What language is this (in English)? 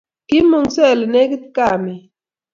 Kalenjin